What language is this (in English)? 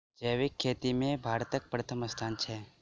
Maithili